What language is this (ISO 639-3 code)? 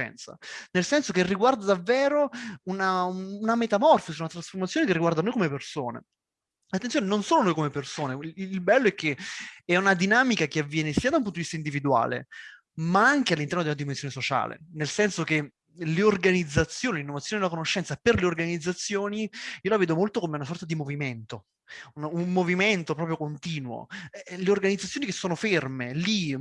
ita